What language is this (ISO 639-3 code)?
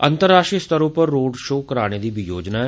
doi